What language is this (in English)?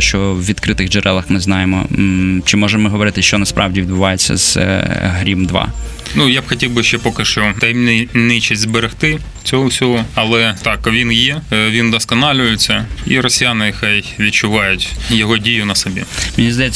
Ukrainian